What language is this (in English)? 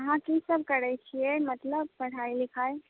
Maithili